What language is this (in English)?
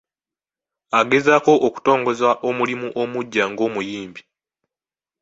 Ganda